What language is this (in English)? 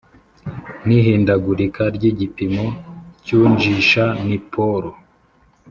Kinyarwanda